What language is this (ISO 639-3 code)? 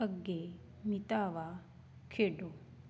pan